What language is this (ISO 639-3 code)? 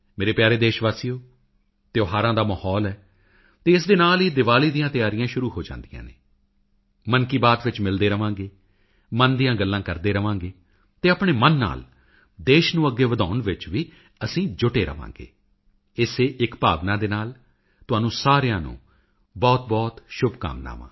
pan